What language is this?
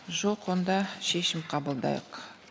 Kazakh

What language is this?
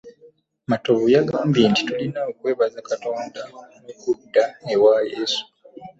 Ganda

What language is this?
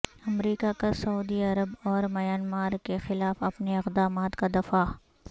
Urdu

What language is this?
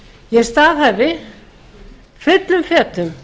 Icelandic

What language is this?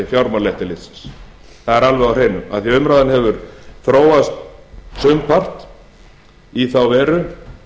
Icelandic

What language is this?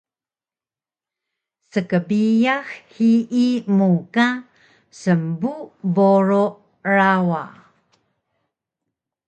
Taroko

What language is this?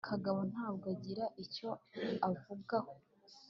Kinyarwanda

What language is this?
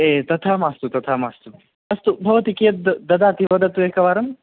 Sanskrit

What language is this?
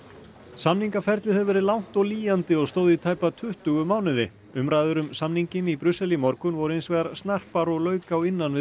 Icelandic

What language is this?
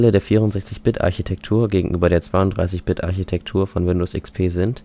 German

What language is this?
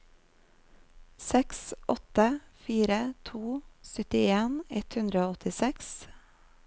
Norwegian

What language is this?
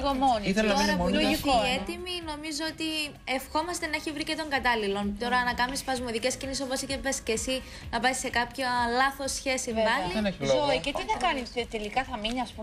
Greek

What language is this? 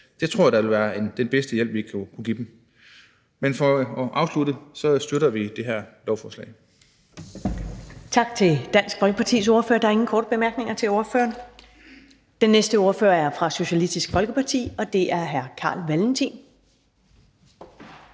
Danish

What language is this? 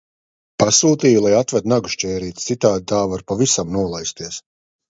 Latvian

